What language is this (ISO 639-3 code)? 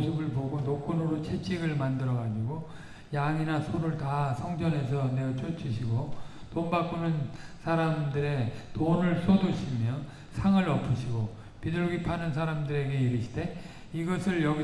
kor